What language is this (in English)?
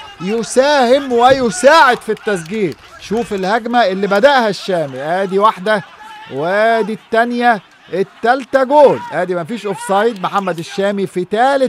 Arabic